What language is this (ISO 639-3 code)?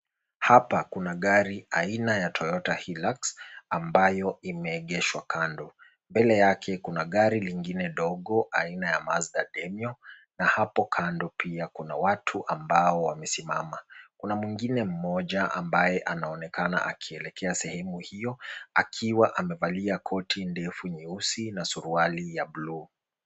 swa